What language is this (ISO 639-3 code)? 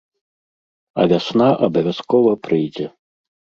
bel